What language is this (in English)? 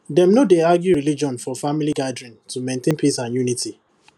Nigerian Pidgin